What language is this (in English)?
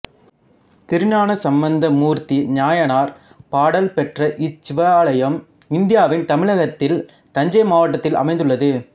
Tamil